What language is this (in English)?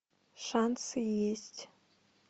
Russian